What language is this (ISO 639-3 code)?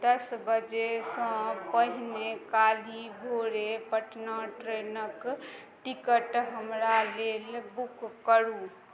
mai